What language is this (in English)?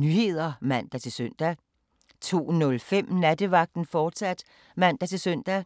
Danish